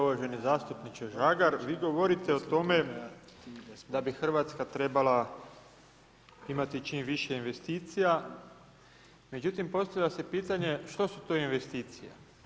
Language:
Croatian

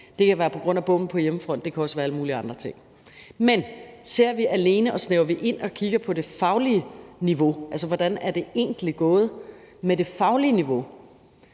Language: Danish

